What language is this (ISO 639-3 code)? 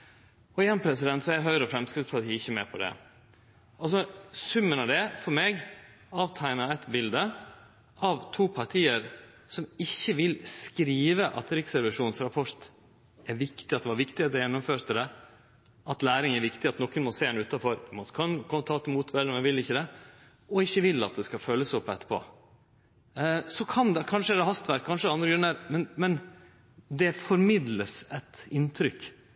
nno